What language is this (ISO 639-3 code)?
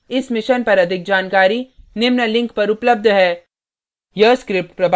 hin